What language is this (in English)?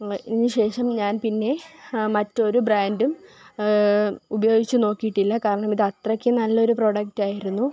Malayalam